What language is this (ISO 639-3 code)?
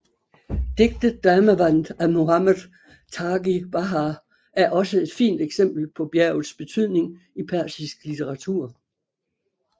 dan